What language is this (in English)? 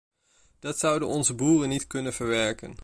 Dutch